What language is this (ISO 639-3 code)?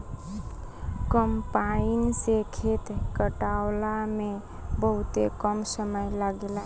bho